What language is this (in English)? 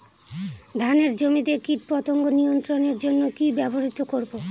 Bangla